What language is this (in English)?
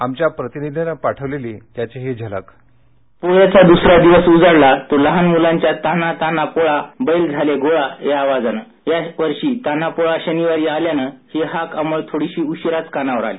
Marathi